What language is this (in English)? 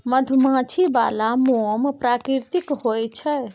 Maithili